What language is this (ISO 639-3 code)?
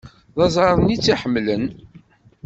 kab